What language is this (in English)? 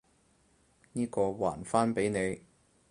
Cantonese